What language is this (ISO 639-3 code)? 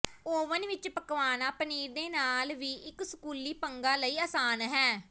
pan